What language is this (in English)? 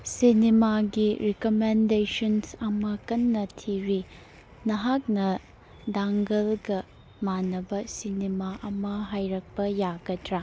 Manipuri